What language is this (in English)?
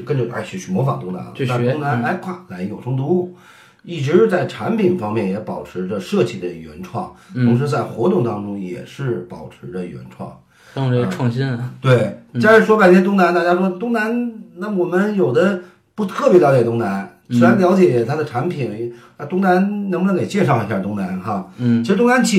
Chinese